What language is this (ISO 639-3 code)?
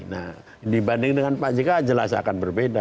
ind